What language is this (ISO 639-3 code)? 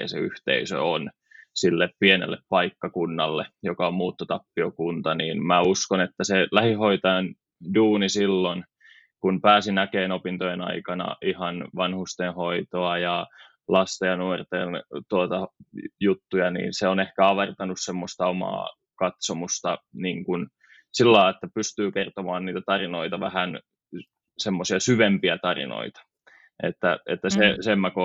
fin